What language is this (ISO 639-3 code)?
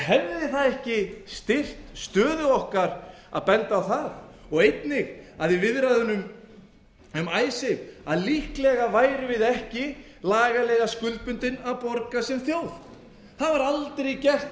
isl